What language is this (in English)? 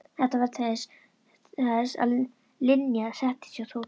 Icelandic